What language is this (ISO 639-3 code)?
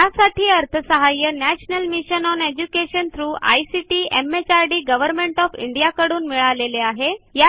mar